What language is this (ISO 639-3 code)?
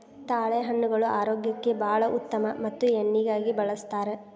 kan